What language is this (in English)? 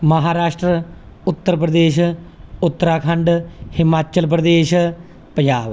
Punjabi